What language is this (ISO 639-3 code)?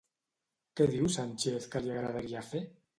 cat